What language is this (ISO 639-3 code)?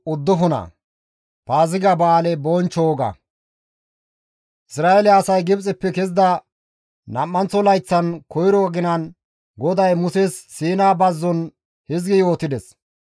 gmv